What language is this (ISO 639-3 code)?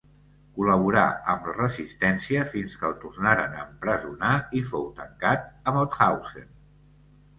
cat